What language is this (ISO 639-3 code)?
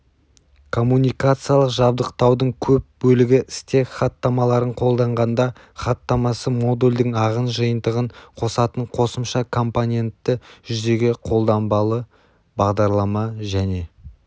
kaz